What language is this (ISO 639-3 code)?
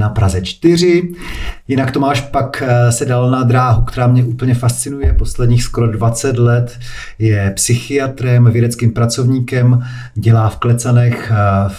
ces